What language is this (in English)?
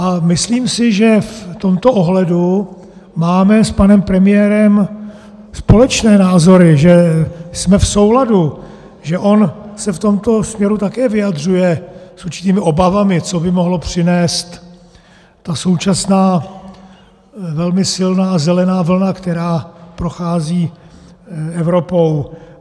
Czech